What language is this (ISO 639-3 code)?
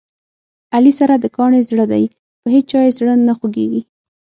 pus